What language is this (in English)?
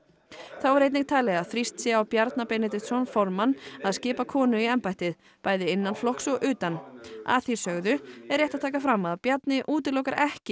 Icelandic